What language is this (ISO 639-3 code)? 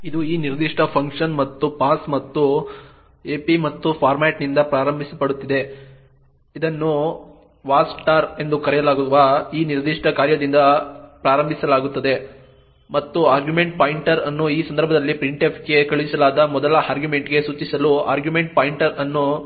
kan